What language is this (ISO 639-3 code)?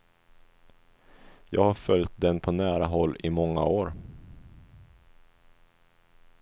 swe